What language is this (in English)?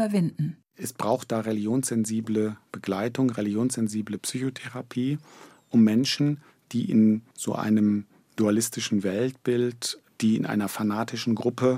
German